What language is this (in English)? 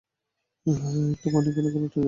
Bangla